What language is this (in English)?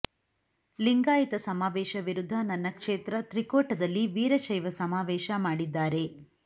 Kannada